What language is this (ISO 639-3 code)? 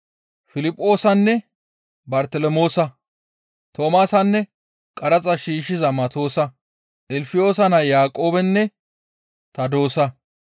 gmv